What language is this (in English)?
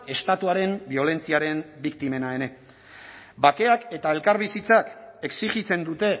Basque